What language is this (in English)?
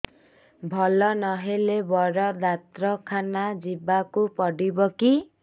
Odia